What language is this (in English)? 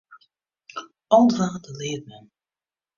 Western Frisian